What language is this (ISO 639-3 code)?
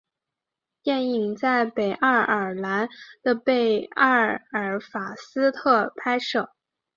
zho